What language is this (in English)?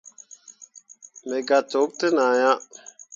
Mundang